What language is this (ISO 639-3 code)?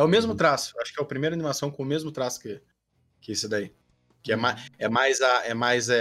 por